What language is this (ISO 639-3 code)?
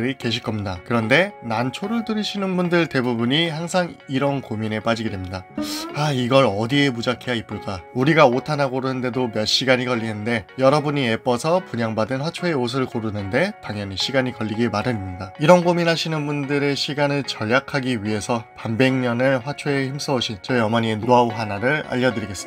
kor